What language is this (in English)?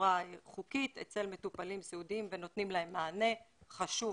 Hebrew